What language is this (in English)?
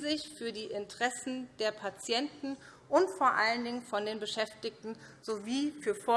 German